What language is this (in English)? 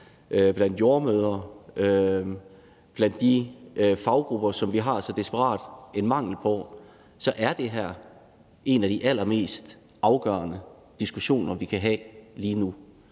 Danish